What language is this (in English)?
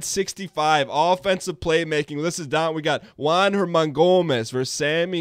English